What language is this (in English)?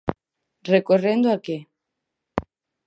Galician